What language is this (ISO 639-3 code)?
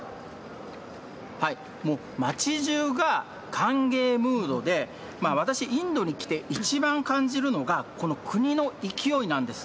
jpn